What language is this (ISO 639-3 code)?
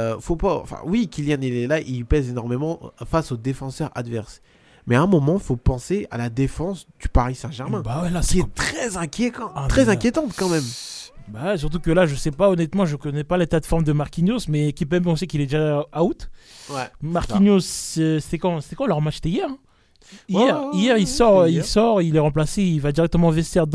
fra